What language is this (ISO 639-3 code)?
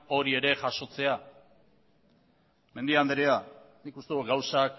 eus